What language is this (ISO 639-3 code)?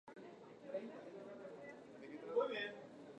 grn